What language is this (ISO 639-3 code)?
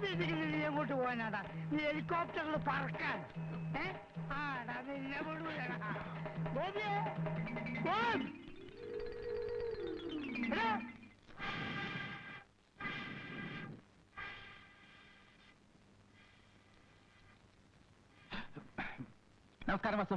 ind